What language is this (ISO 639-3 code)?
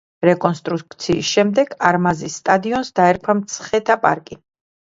kat